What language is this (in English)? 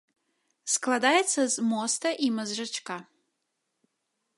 Belarusian